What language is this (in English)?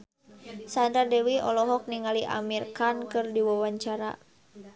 Sundanese